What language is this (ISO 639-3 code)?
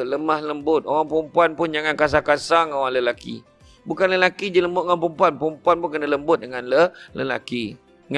msa